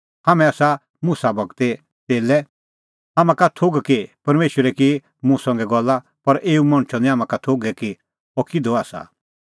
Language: Kullu Pahari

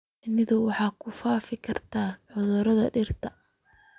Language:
Somali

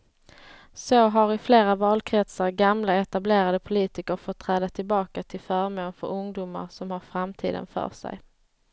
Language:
Swedish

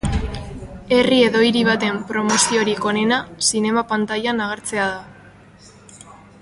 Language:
Basque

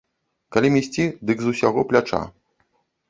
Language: Belarusian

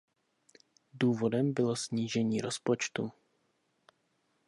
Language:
Czech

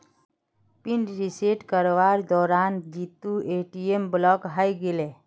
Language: Magahi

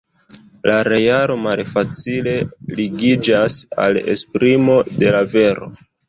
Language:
Esperanto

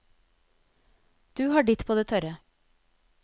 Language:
Norwegian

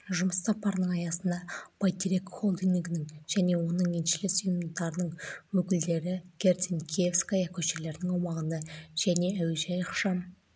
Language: Kazakh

